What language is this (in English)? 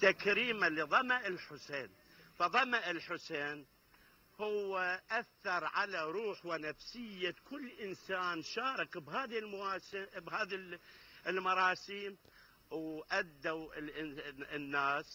Arabic